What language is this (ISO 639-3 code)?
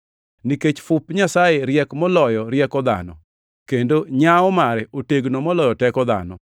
luo